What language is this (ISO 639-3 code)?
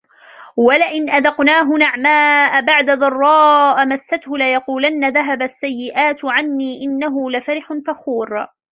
ara